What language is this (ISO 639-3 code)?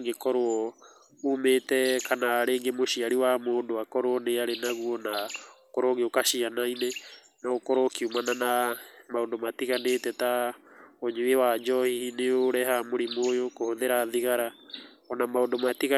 kik